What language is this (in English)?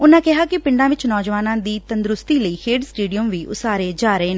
Punjabi